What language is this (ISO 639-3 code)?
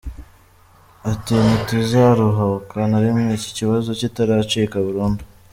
kin